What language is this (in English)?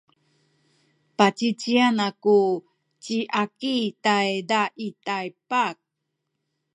Sakizaya